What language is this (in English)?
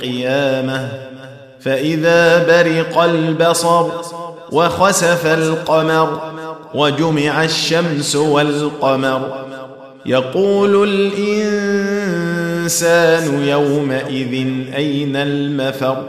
Arabic